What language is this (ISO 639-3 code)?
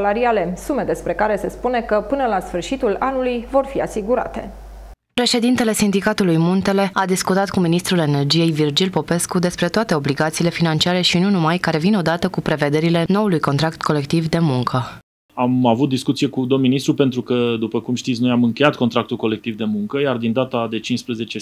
ron